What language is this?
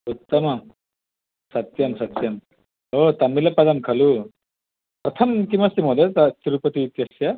Sanskrit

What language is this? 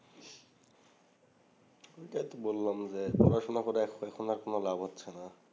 Bangla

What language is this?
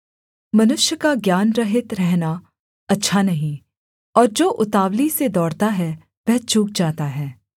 Hindi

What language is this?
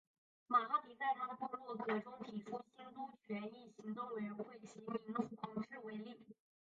Chinese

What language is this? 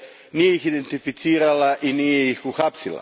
Croatian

